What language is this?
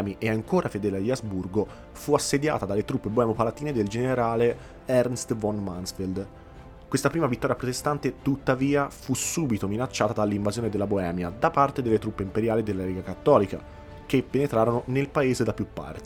Italian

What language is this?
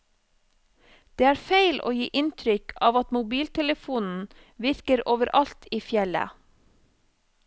Norwegian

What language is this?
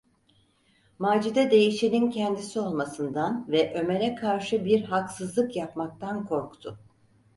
Turkish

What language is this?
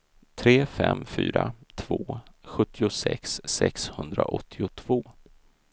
Swedish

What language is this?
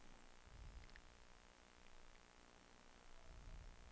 Danish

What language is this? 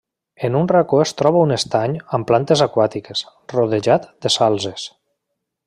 Catalan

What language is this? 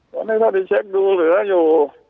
Thai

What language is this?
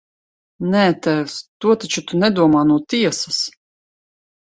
Latvian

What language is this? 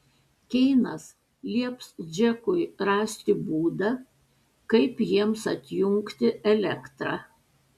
Lithuanian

